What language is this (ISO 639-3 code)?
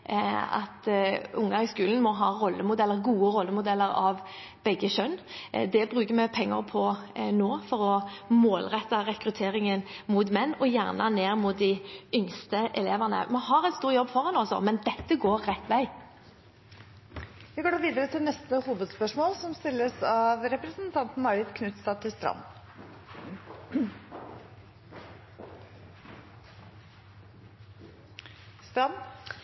nob